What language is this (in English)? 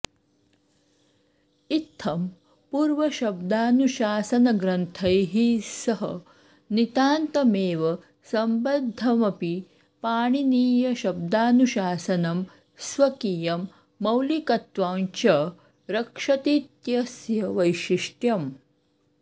Sanskrit